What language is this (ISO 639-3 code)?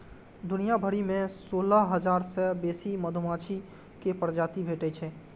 mai